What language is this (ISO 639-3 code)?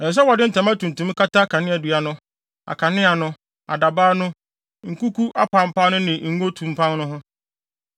aka